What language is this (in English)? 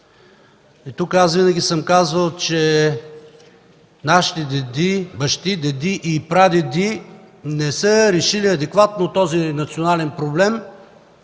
Bulgarian